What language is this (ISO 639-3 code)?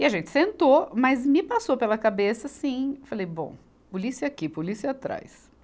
por